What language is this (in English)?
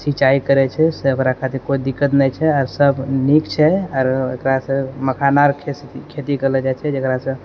Maithili